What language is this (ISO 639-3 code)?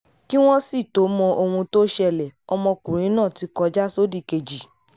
yor